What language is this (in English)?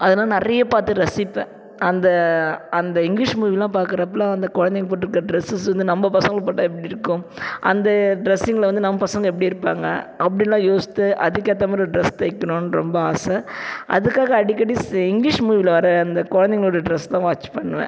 Tamil